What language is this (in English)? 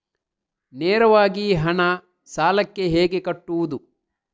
Kannada